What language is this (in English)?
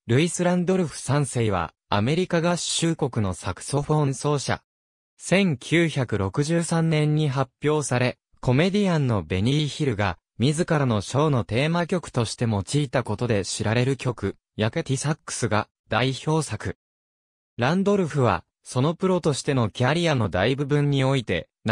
Japanese